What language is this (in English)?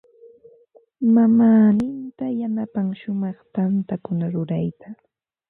Ambo-Pasco Quechua